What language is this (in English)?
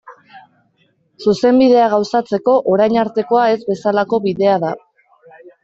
Basque